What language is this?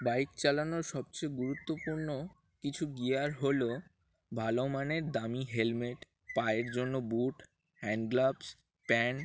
Bangla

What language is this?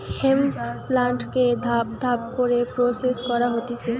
Bangla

